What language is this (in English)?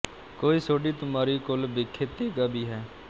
Punjabi